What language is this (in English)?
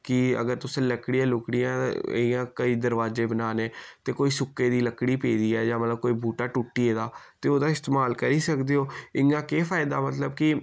Dogri